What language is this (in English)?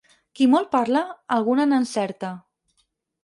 Catalan